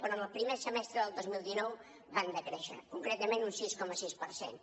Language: Catalan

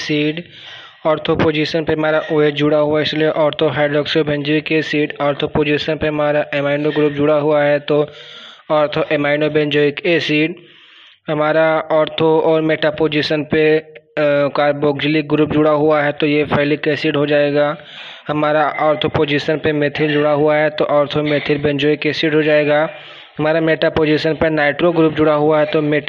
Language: Hindi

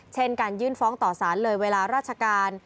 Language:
Thai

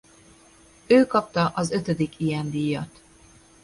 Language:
Hungarian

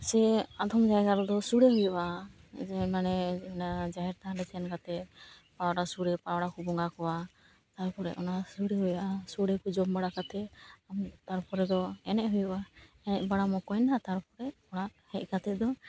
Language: Santali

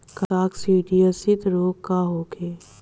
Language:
Bhojpuri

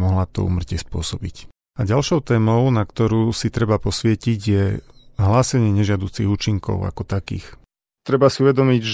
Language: Slovak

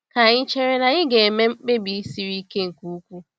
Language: Igbo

